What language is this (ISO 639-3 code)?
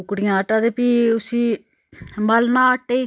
doi